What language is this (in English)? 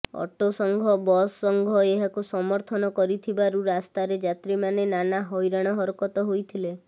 Odia